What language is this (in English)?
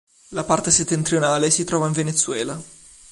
Italian